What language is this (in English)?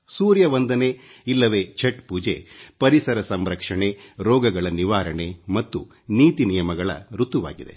Kannada